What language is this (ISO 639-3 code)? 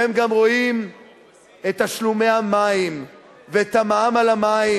heb